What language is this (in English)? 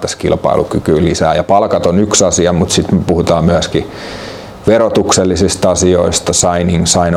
Finnish